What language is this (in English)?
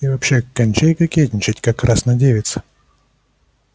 Russian